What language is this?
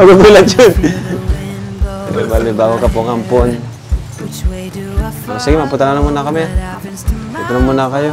Filipino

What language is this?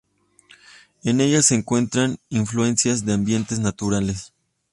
Spanish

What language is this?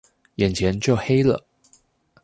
Chinese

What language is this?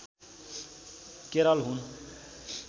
Nepali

